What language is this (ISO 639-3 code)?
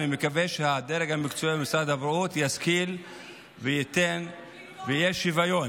heb